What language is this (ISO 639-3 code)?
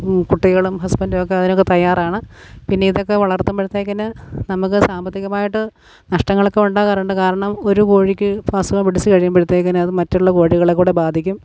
mal